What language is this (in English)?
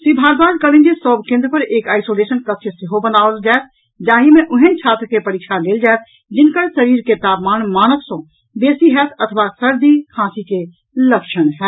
Maithili